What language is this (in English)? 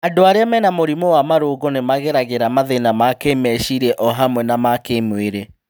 Kikuyu